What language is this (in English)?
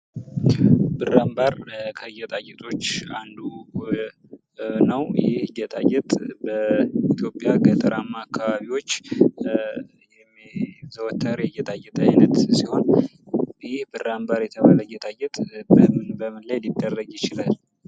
Amharic